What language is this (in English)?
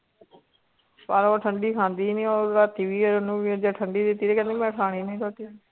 Punjabi